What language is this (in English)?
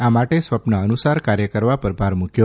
Gujarati